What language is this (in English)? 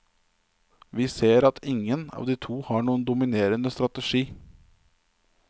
Norwegian